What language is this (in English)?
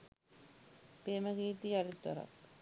Sinhala